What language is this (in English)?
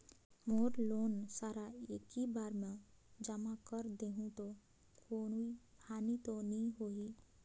Chhattisgarhi